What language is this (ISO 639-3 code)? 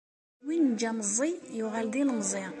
kab